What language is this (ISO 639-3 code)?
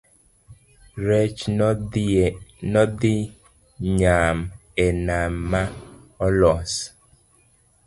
luo